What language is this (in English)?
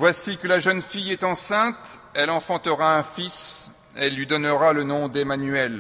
French